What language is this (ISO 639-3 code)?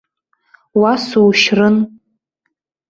abk